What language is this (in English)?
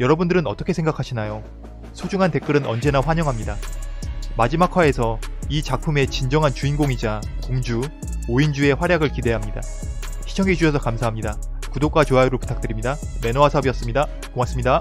Korean